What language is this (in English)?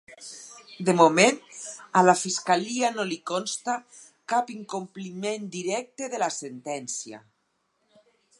Catalan